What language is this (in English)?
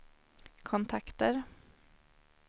Swedish